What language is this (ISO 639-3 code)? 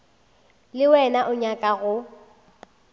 nso